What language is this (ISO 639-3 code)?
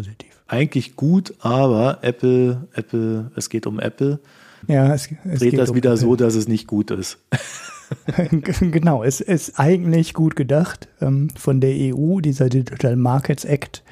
deu